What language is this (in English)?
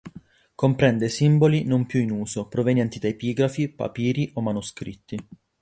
Italian